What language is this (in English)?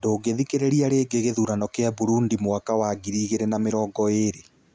Kikuyu